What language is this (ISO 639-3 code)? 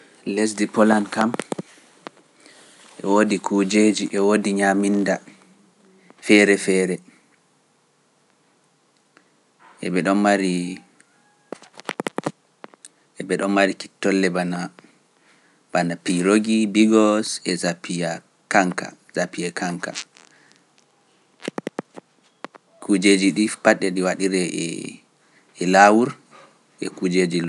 fuf